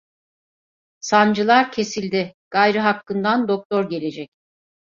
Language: Turkish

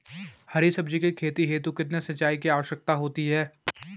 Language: Hindi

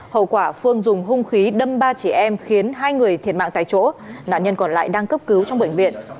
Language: Vietnamese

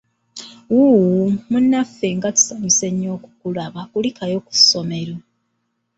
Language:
Ganda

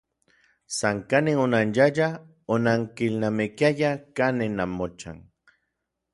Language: Orizaba Nahuatl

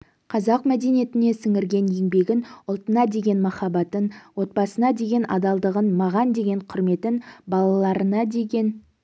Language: Kazakh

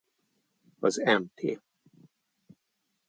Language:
Hungarian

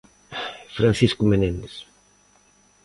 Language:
Galician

